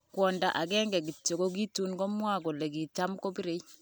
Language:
Kalenjin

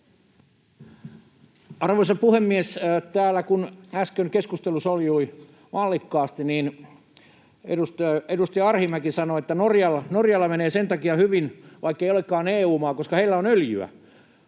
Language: Finnish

